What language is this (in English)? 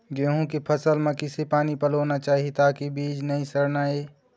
Chhattisgarhi